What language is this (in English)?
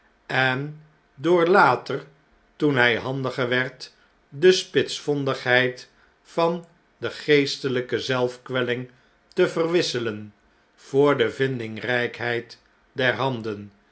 Dutch